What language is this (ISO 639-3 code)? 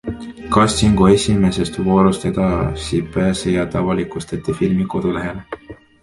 est